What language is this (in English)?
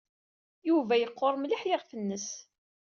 Kabyle